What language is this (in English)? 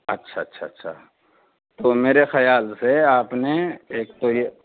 Urdu